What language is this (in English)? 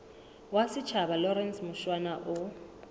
Southern Sotho